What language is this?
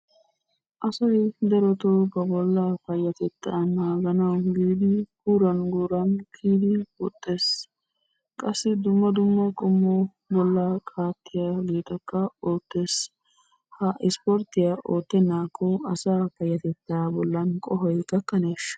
Wolaytta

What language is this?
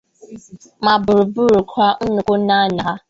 Igbo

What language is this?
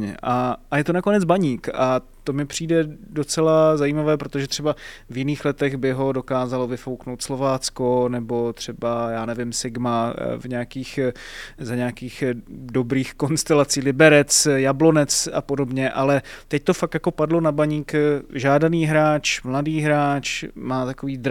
Czech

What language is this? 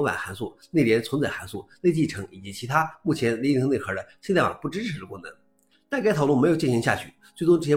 Chinese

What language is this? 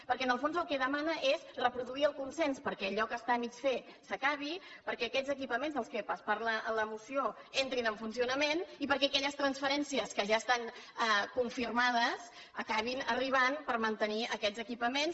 Catalan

